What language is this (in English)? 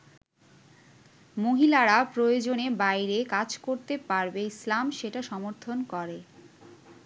Bangla